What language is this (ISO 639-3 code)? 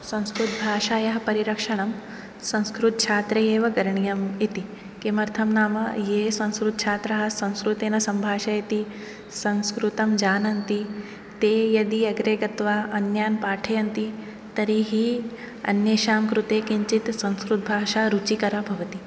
san